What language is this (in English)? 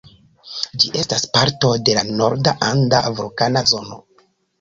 Esperanto